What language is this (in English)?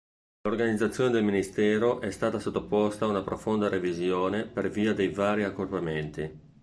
Italian